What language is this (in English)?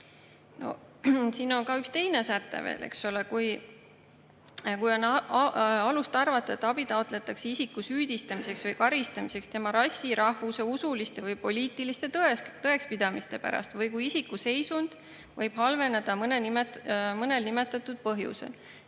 Estonian